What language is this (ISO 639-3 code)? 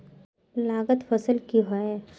mag